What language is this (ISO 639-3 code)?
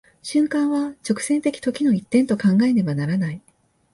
jpn